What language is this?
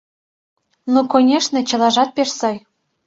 Mari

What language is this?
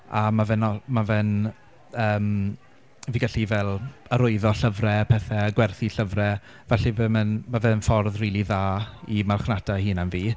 Welsh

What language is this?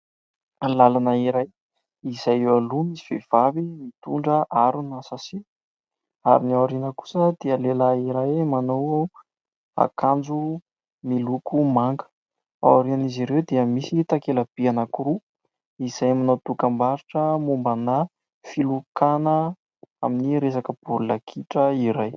Malagasy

